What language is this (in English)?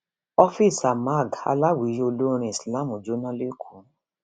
Yoruba